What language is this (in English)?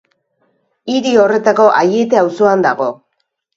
Basque